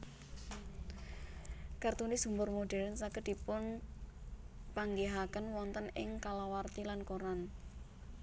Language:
Javanese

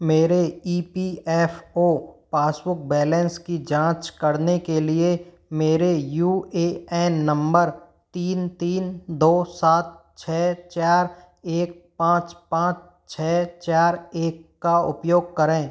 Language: Hindi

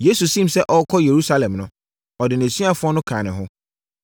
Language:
Akan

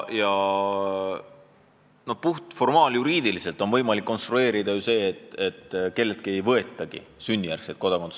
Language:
Estonian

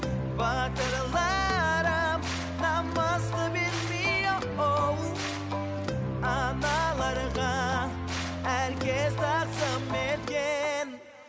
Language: Kazakh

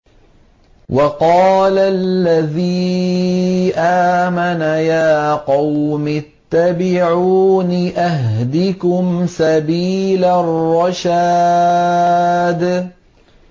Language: Arabic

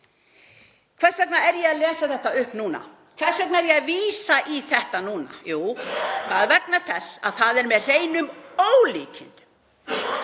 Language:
Icelandic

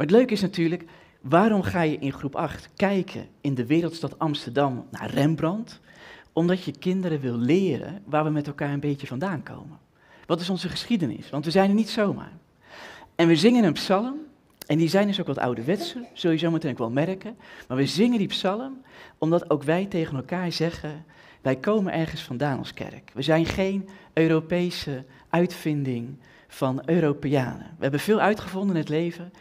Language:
Dutch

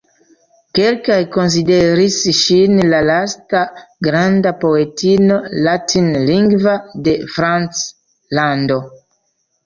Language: Esperanto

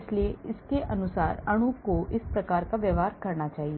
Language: Hindi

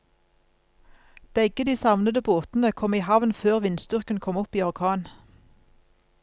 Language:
Norwegian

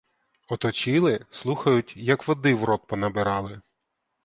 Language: Ukrainian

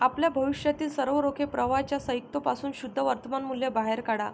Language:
Marathi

